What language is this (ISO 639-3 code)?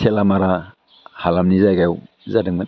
brx